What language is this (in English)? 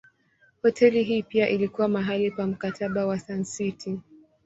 Swahili